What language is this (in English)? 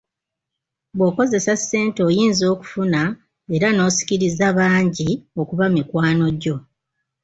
Ganda